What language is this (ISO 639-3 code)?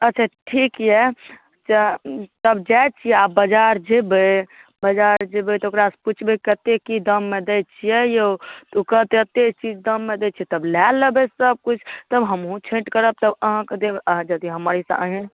mai